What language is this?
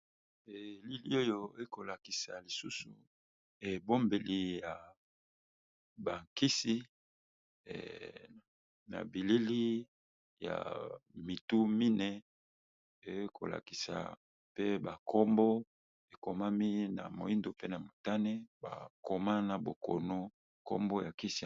Lingala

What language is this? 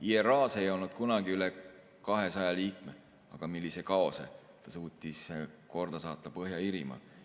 Estonian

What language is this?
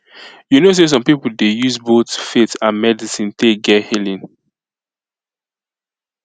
Nigerian Pidgin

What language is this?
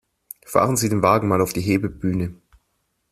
German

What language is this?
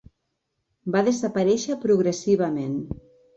Catalan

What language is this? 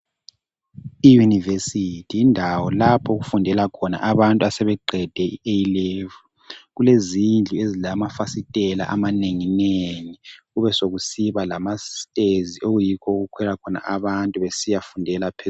North Ndebele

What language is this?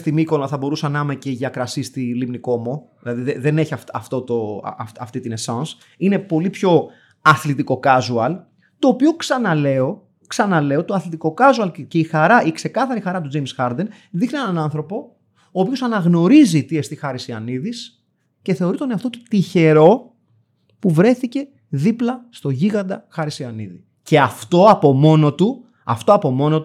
Greek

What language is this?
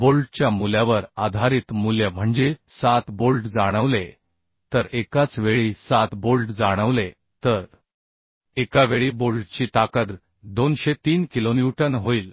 Marathi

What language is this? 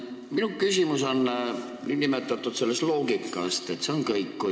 Estonian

